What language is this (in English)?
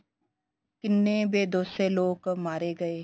Punjabi